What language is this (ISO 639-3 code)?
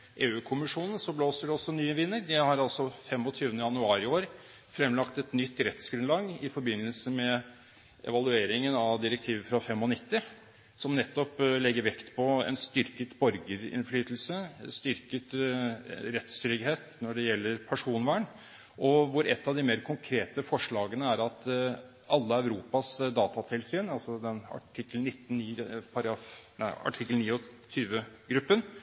nob